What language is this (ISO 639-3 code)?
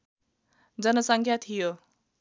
nep